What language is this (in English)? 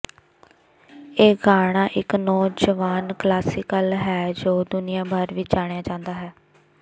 Punjabi